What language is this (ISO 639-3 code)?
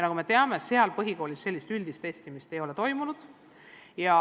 est